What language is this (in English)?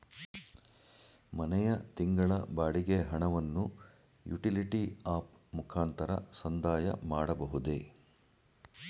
Kannada